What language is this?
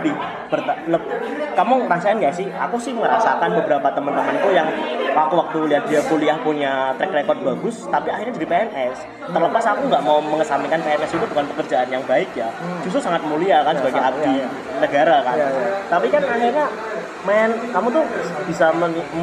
Indonesian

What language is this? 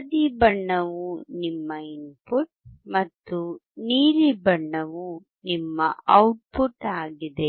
Kannada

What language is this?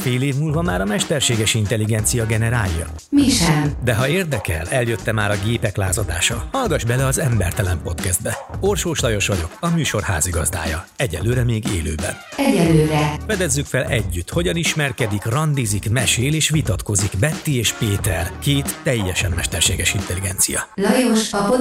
Hungarian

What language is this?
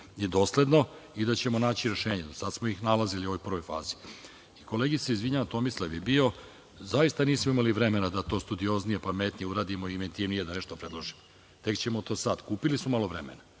Serbian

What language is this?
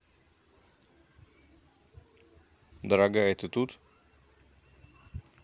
Russian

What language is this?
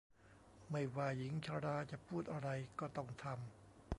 Thai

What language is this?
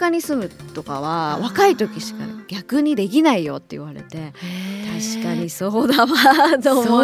Japanese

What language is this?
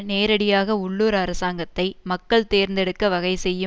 Tamil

